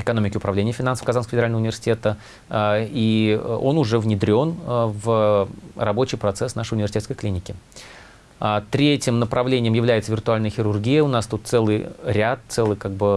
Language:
Russian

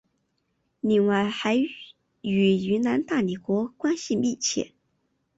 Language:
Chinese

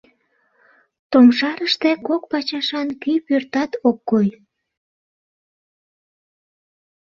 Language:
Mari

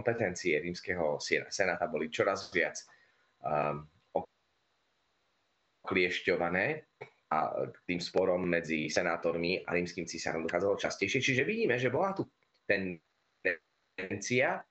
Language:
Slovak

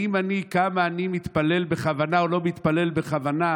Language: Hebrew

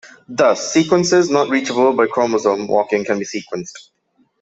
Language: English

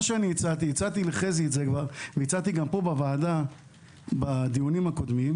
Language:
Hebrew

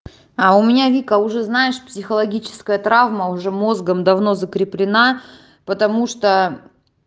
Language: Russian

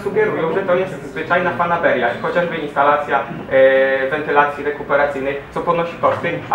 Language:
Polish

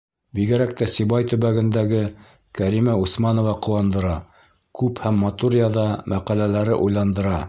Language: Bashkir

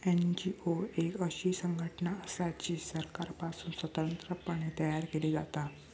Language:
Marathi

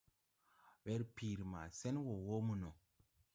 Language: Tupuri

